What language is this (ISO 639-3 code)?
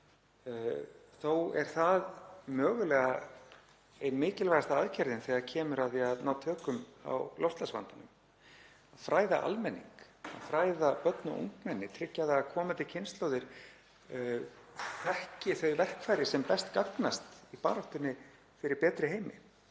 isl